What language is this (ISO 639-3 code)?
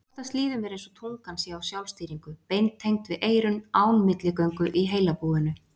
isl